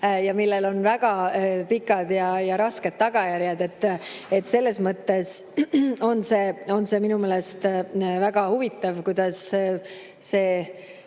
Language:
Estonian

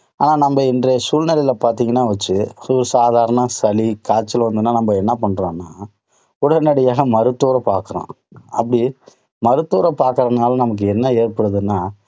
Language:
Tamil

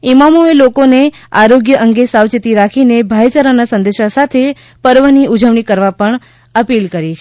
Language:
Gujarati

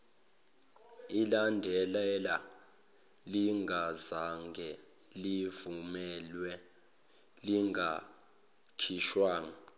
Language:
Zulu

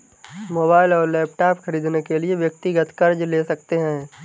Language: Hindi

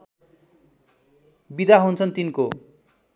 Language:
Nepali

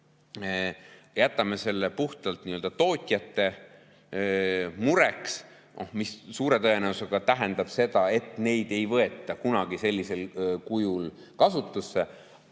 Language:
Estonian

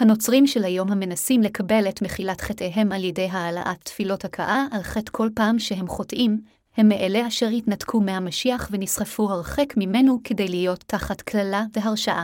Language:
Hebrew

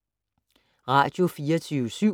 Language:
Danish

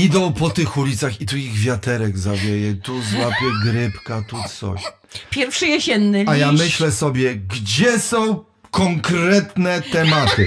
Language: Polish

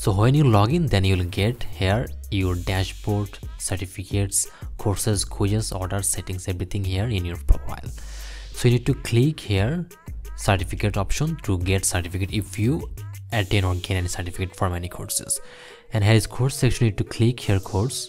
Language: English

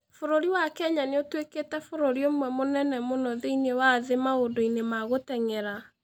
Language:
Kikuyu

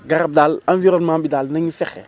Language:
Wolof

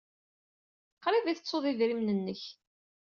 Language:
Kabyle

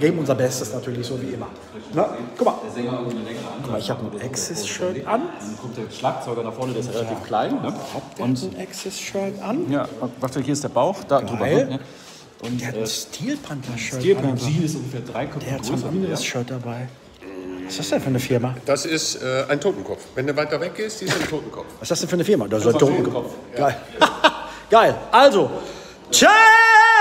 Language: German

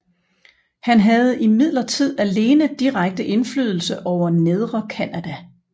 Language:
Danish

